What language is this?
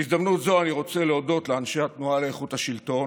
Hebrew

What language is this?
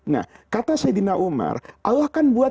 Indonesian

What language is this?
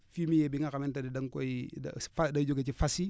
Wolof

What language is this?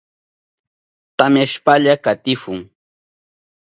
Southern Pastaza Quechua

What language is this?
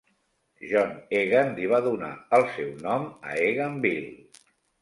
Catalan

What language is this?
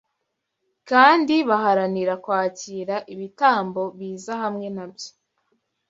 Kinyarwanda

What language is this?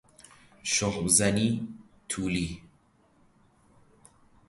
Persian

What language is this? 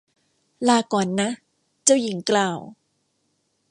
Thai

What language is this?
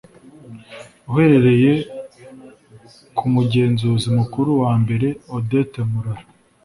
Kinyarwanda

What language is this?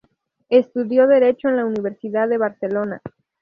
Spanish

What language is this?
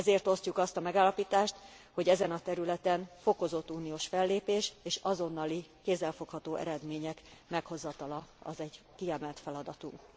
Hungarian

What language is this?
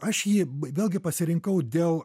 Lithuanian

